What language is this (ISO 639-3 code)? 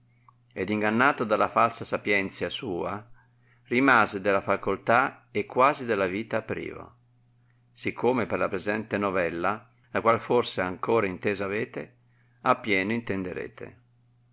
ita